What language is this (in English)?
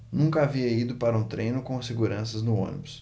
Portuguese